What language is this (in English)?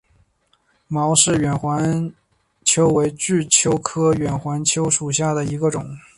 Chinese